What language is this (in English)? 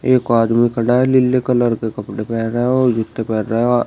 Hindi